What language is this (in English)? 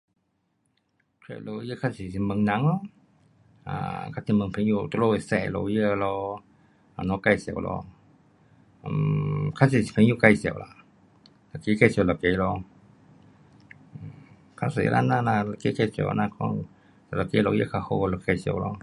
Pu-Xian Chinese